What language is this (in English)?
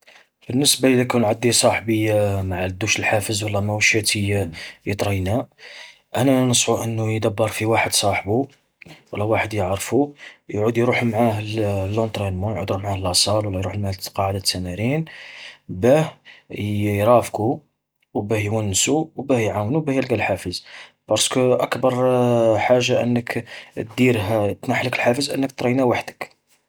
Algerian Arabic